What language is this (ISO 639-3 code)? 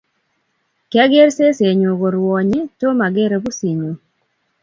kln